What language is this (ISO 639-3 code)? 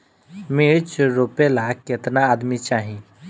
bho